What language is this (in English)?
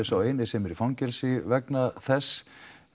Icelandic